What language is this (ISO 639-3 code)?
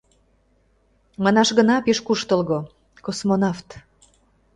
chm